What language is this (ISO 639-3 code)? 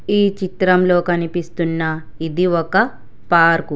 tel